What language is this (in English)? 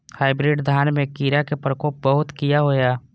Maithili